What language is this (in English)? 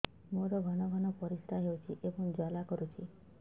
Odia